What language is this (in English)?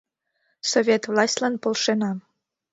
Mari